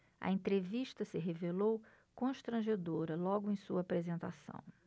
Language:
Portuguese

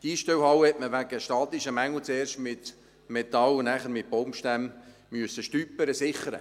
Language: Swiss German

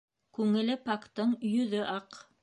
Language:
Bashkir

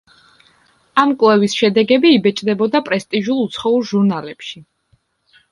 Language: Georgian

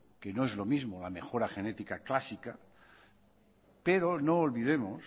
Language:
Spanish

